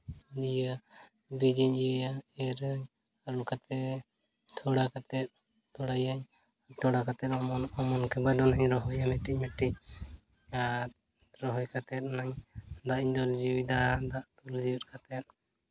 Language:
Santali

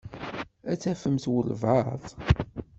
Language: Kabyle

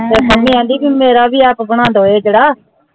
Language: Punjabi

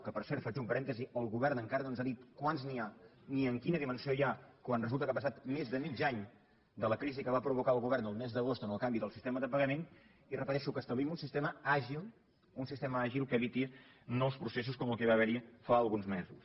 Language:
Catalan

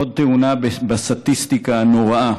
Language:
Hebrew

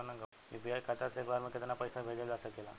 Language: Bhojpuri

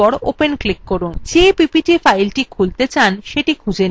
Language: Bangla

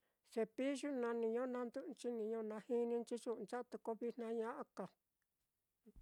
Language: Mitlatongo Mixtec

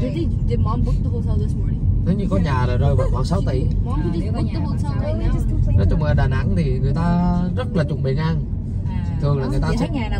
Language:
Vietnamese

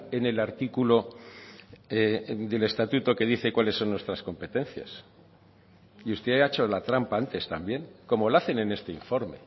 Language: Spanish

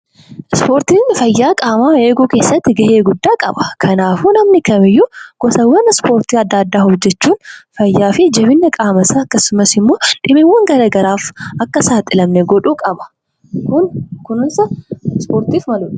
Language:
Oromo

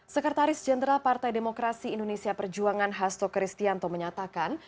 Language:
Indonesian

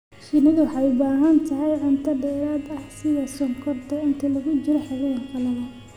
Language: Somali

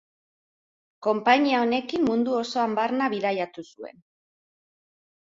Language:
Basque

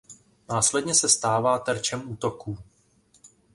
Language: Czech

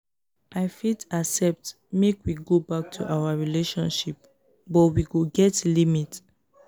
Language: Nigerian Pidgin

